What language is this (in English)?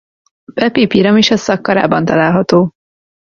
Hungarian